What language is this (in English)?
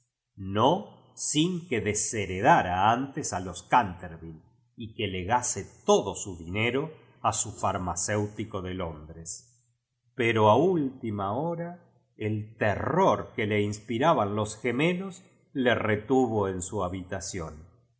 Spanish